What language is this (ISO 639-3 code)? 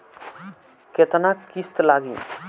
bho